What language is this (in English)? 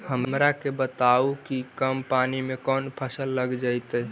Magahi